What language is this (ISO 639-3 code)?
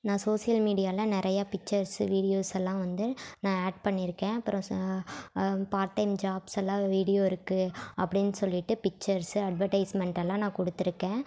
tam